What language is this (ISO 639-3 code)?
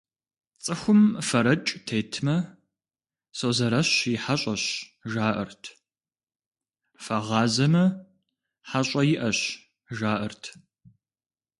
kbd